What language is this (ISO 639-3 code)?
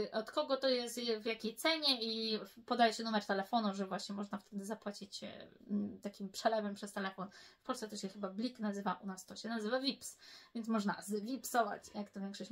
pol